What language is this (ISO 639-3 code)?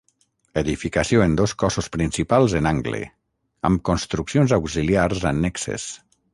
cat